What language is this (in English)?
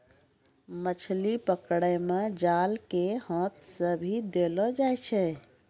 Maithili